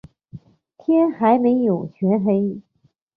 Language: Chinese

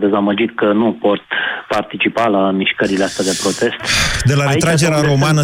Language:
Romanian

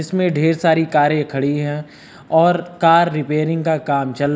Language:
Hindi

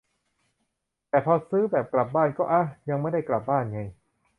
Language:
Thai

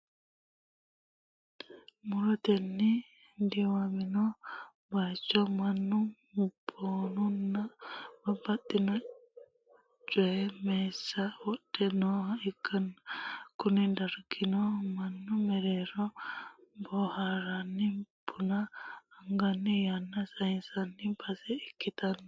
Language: Sidamo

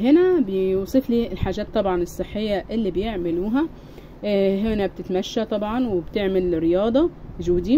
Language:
Arabic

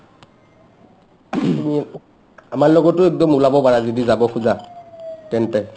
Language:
Assamese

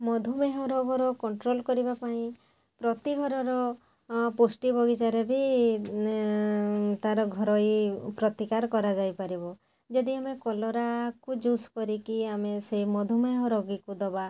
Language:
Odia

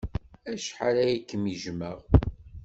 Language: Kabyle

